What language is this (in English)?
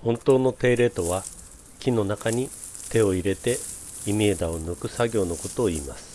Japanese